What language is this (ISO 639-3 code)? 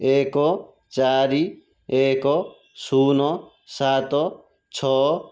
ori